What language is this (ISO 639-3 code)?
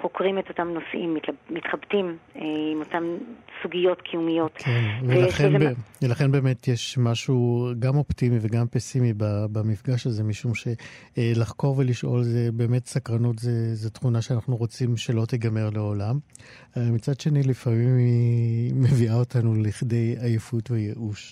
heb